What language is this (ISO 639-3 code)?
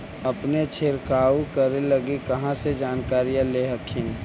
mag